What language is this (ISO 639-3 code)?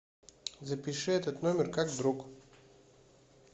rus